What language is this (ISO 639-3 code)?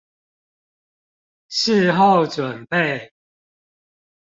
zho